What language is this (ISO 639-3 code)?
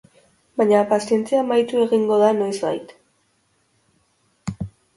eus